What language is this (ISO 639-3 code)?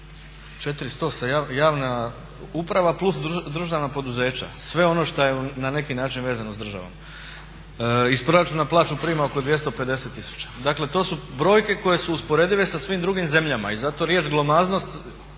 hrv